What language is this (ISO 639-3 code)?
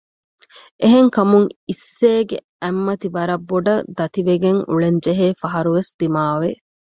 div